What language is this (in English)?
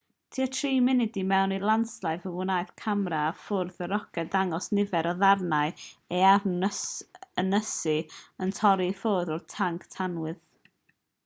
Welsh